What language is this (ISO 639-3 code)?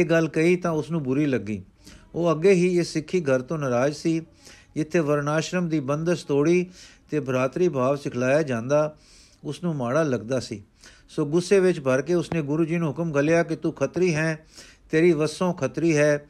pan